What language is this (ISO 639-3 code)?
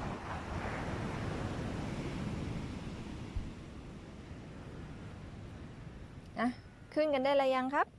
tha